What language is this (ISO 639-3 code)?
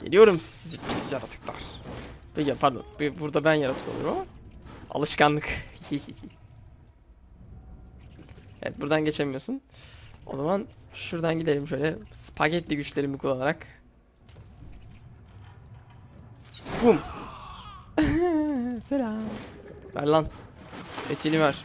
tur